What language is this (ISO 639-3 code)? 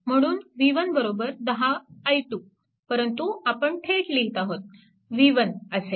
mar